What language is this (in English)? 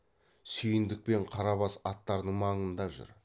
Kazakh